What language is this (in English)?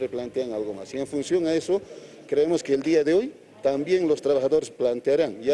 Spanish